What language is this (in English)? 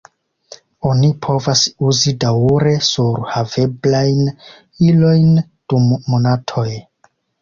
Esperanto